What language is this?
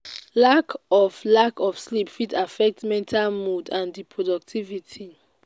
Nigerian Pidgin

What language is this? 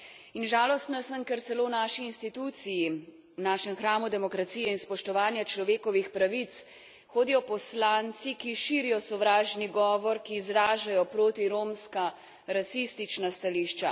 Slovenian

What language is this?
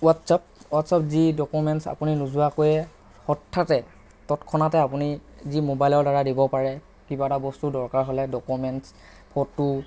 Assamese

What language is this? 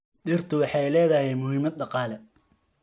Somali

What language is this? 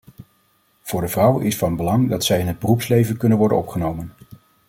Dutch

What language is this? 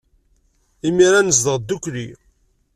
Kabyle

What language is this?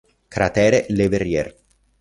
Italian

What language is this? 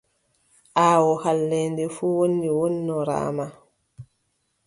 Adamawa Fulfulde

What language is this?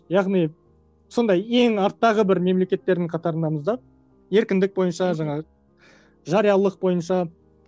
Kazakh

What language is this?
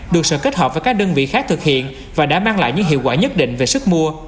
Vietnamese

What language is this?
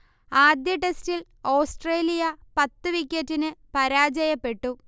Malayalam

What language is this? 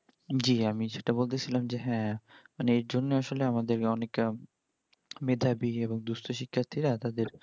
Bangla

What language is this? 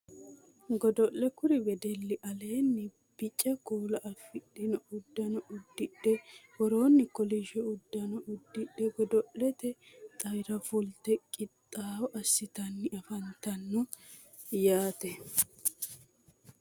Sidamo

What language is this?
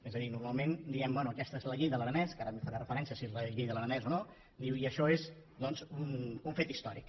Catalan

